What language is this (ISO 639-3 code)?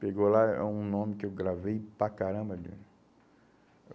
por